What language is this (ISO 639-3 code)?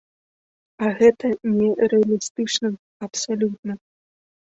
bel